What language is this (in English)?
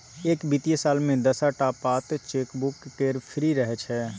Maithili